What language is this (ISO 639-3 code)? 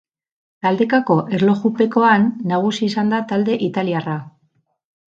eus